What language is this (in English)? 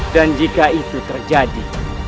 Indonesian